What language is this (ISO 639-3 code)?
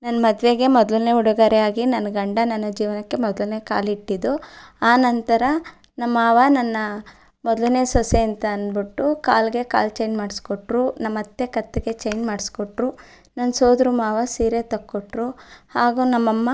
kan